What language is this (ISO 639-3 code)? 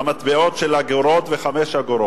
heb